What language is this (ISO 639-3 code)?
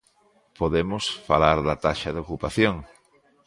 glg